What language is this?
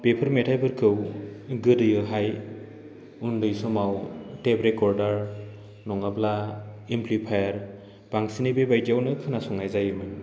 Bodo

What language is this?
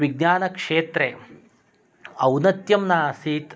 Sanskrit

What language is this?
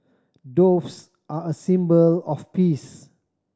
English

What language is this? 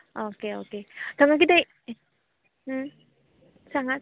Konkani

